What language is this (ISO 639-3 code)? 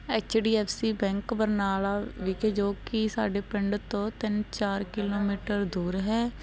pan